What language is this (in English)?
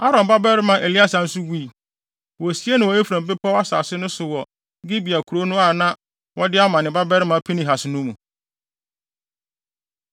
Akan